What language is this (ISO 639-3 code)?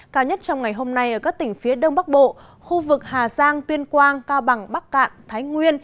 vie